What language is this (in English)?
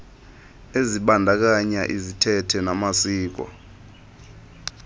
Xhosa